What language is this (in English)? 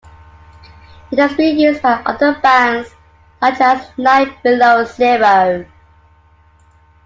English